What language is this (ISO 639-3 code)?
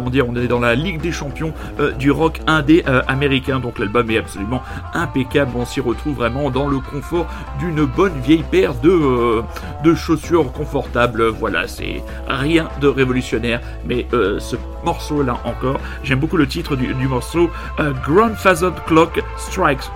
fra